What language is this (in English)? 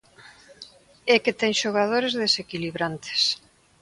Galician